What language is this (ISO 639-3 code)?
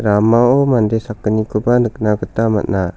grt